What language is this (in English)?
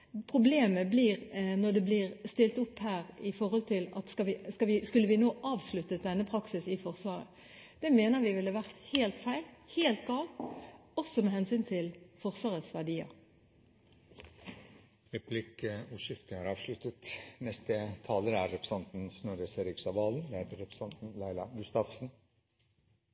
Norwegian